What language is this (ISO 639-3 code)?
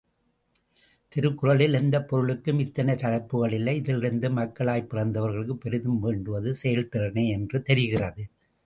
tam